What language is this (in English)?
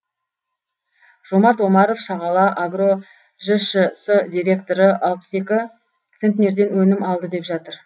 Kazakh